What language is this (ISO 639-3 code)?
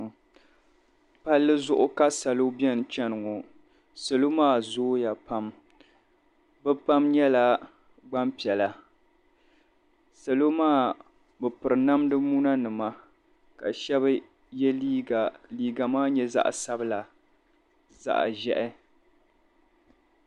dag